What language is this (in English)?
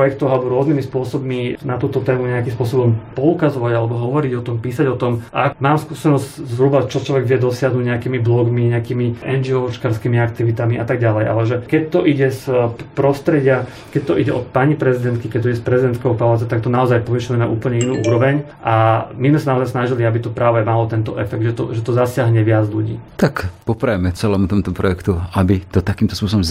Slovak